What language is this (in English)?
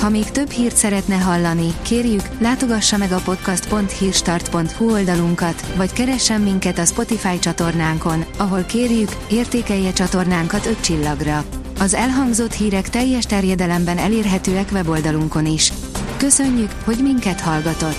Hungarian